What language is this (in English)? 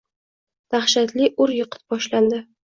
Uzbek